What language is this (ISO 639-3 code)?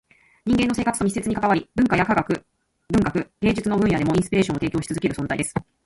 jpn